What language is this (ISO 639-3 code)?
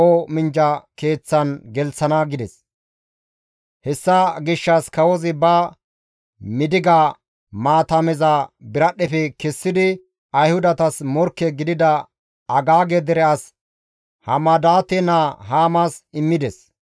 gmv